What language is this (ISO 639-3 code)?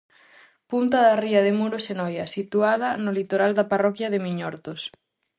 glg